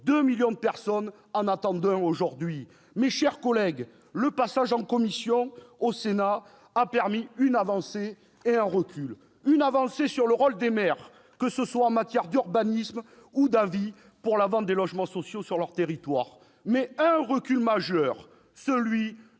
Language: French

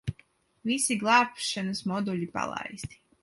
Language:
Latvian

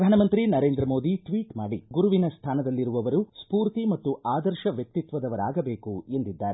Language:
Kannada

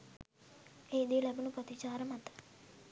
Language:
Sinhala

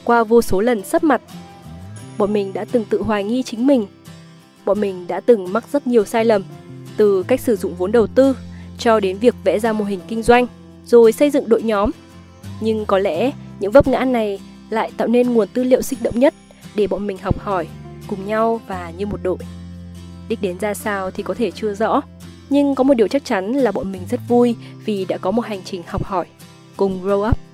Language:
Vietnamese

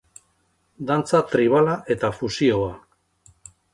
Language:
Basque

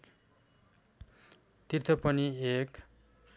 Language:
Nepali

